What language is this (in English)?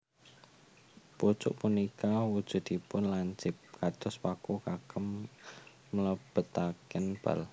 Javanese